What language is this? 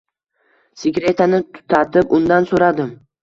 Uzbek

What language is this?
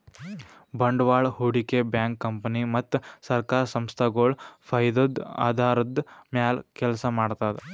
Kannada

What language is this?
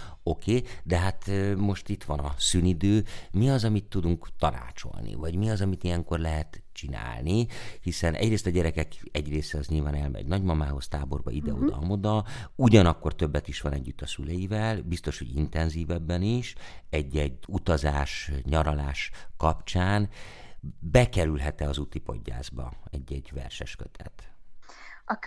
Hungarian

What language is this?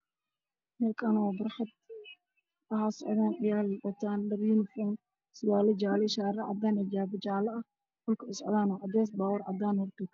Somali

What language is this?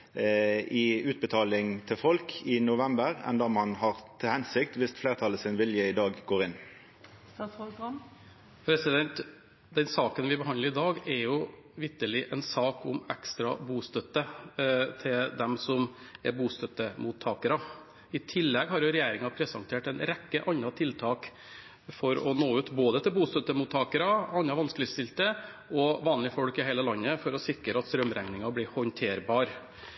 Norwegian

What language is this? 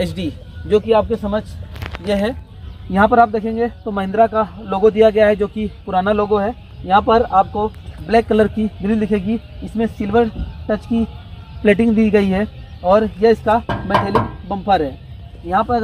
Hindi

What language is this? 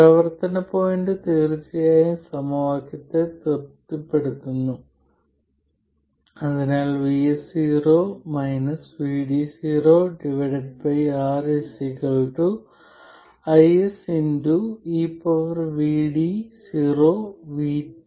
Malayalam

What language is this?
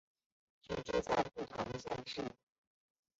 Chinese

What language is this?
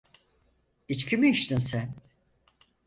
Turkish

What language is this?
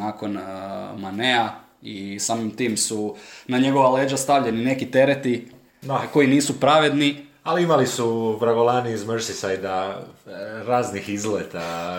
Croatian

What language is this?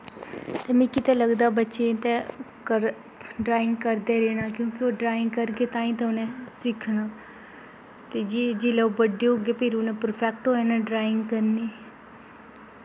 Dogri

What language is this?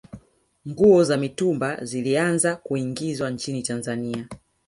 Swahili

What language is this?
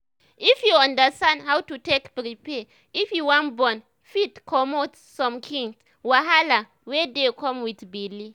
Nigerian Pidgin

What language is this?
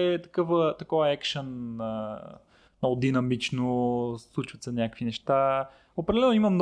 Bulgarian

